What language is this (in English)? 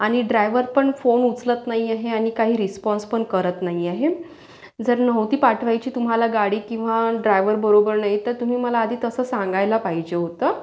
Marathi